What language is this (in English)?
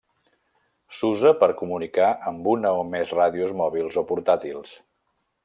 Catalan